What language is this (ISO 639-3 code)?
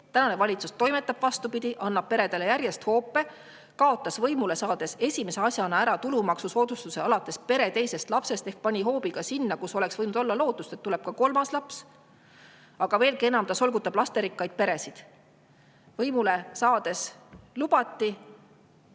est